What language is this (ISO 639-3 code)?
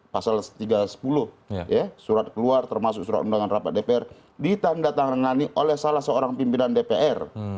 ind